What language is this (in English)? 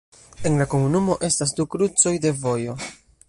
Esperanto